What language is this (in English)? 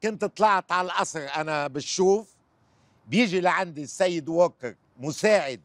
Arabic